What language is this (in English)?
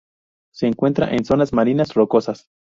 Spanish